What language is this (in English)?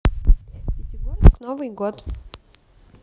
Russian